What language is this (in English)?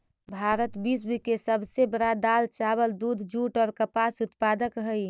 Magahi